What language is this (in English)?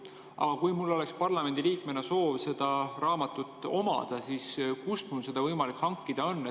Estonian